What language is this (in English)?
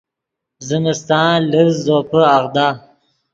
Yidgha